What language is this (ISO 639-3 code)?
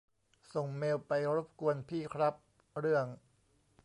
tha